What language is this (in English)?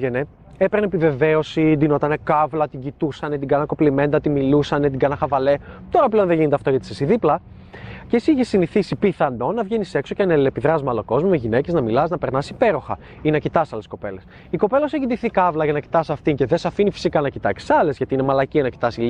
Greek